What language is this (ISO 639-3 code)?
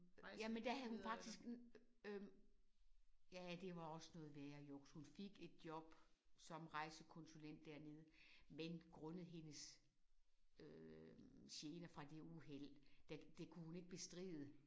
dan